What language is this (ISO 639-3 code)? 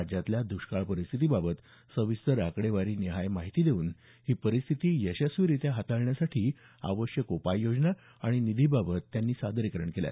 mar